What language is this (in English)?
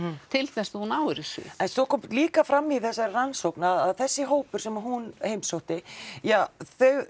Icelandic